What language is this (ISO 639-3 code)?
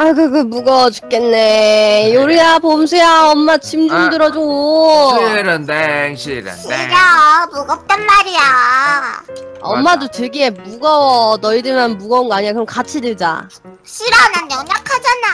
kor